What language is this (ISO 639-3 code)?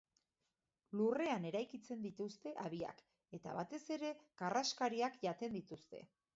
eus